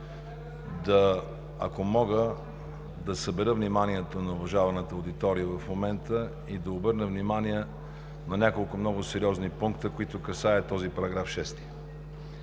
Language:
Bulgarian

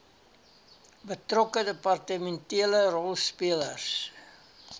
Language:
Afrikaans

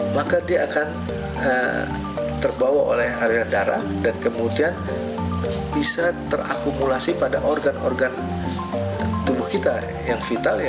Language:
Indonesian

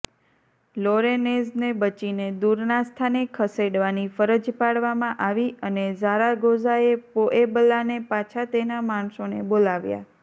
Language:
Gujarati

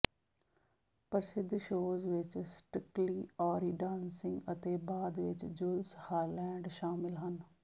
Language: Punjabi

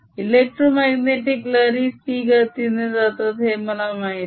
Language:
Marathi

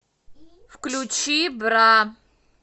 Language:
Russian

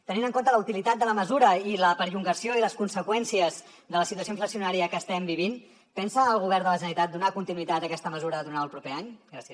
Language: Catalan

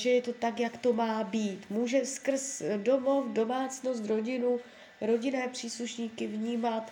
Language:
Czech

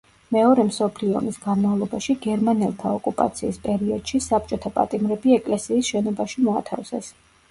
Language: Georgian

